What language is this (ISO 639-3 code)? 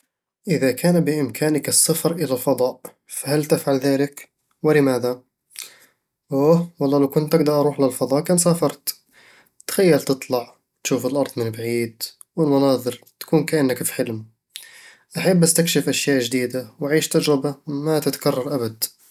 avl